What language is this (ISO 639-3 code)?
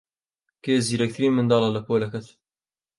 ckb